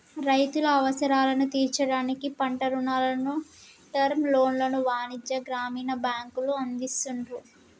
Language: Telugu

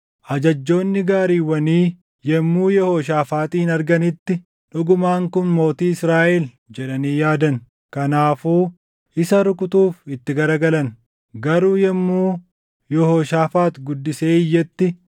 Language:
Oromo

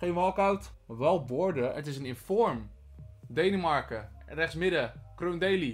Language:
Dutch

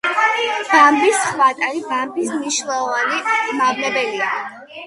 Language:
Georgian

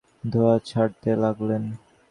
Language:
Bangla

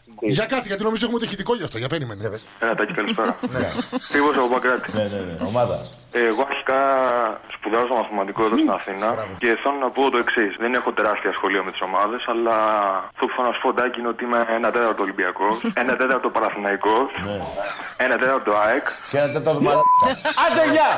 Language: Greek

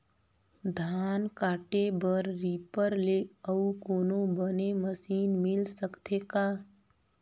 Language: Chhattisgarhi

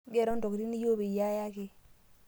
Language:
Masai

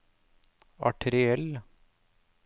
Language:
Norwegian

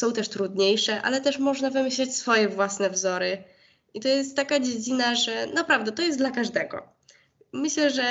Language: Polish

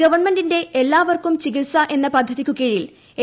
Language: Malayalam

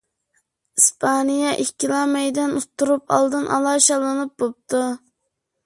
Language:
Uyghur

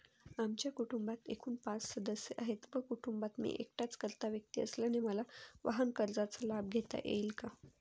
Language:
Marathi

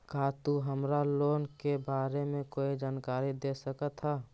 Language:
Magahi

